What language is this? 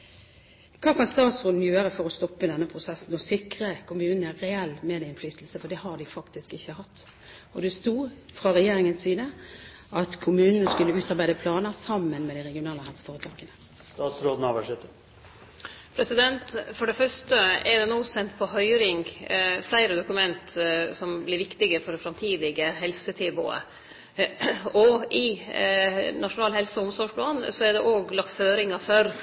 Norwegian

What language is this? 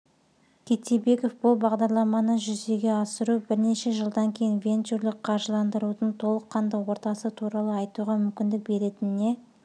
Kazakh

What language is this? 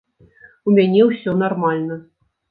Belarusian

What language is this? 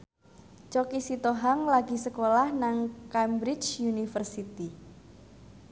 Javanese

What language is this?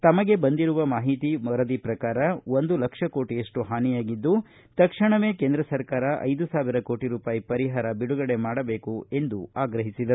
Kannada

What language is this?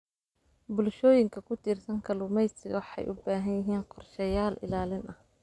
Somali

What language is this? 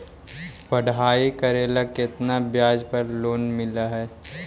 Magahi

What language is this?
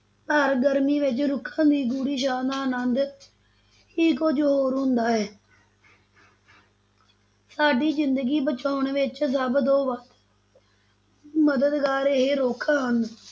Punjabi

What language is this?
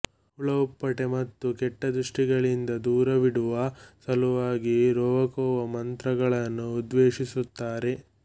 Kannada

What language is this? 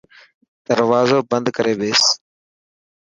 Dhatki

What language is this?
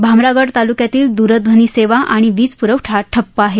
Marathi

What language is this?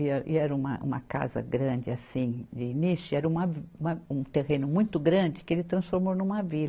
Portuguese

